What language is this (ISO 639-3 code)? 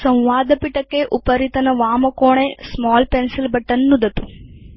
san